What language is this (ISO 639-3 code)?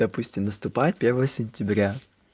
rus